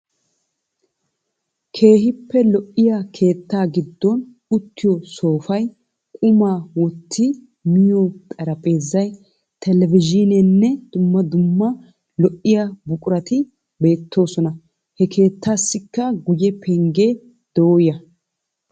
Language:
Wolaytta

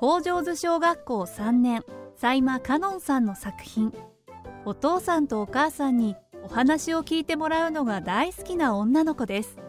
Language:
Japanese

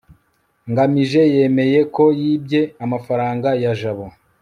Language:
Kinyarwanda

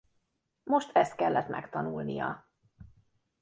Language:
Hungarian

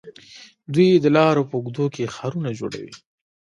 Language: Pashto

